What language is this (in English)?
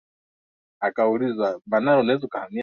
Swahili